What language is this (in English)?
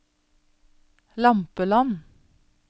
Norwegian